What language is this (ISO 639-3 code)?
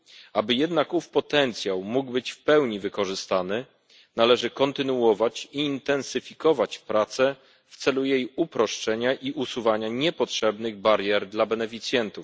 pol